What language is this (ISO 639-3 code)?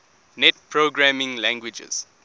eng